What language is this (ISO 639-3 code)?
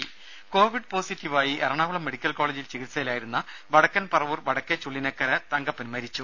mal